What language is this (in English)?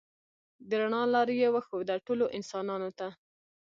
Pashto